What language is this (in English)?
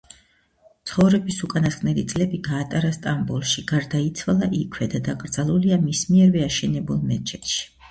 Georgian